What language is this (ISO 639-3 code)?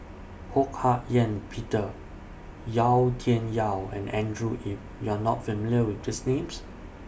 eng